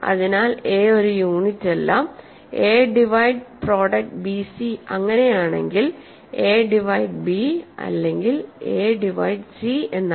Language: Malayalam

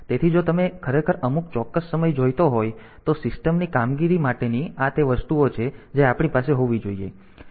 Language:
Gujarati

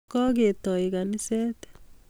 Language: Kalenjin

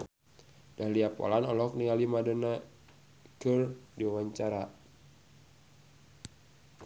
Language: Sundanese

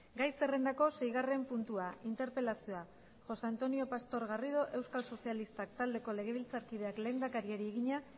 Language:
Basque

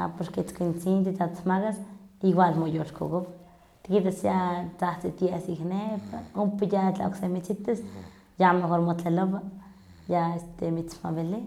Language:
Huaxcaleca Nahuatl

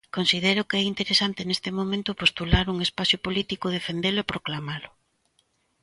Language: Galician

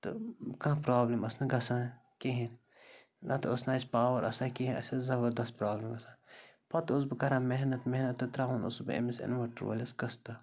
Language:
Kashmiri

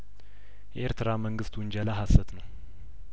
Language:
Amharic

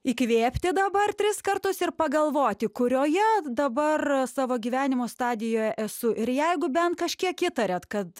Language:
Lithuanian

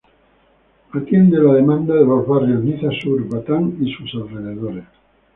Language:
Spanish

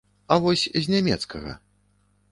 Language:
Belarusian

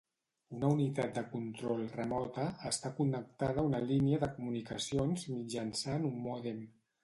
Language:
Catalan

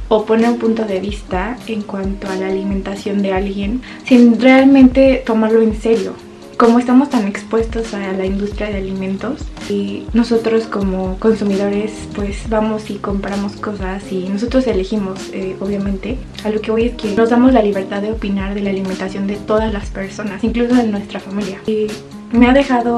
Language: Spanish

